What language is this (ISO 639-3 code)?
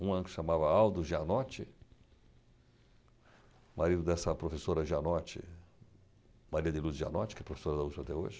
por